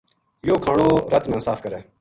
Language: Gujari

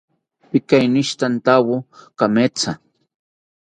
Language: South Ucayali Ashéninka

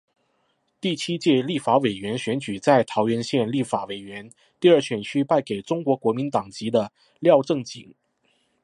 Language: Chinese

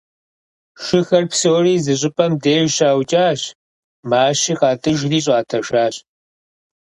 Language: Kabardian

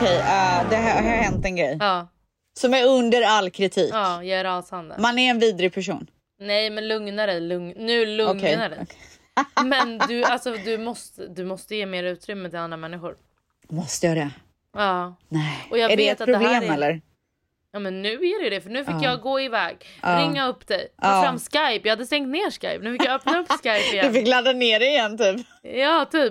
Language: Swedish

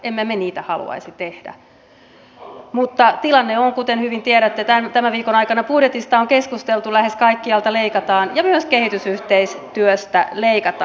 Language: Finnish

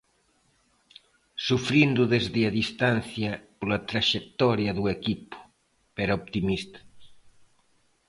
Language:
Galician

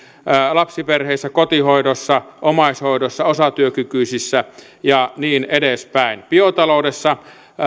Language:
Finnish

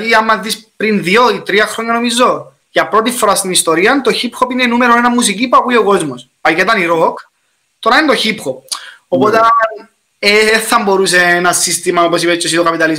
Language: Greek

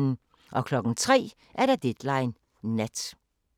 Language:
Danish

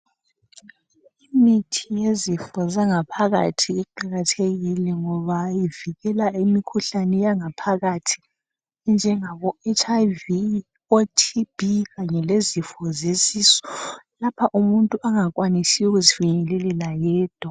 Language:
North Ndebele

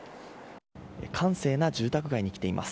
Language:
Japanese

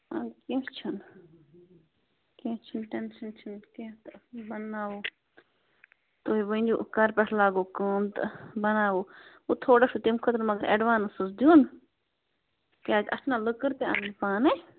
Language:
Kashmiri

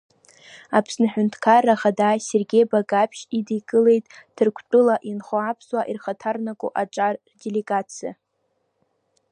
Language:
Abkhazian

